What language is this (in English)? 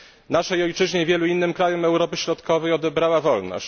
Polish